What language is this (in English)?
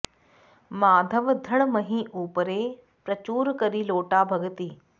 Sanskrit